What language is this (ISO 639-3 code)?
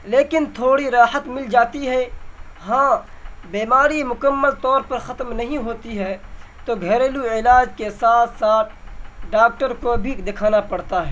urd